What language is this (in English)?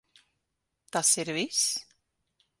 Latvian